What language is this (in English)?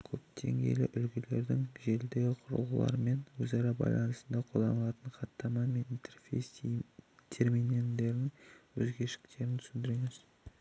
Kazakh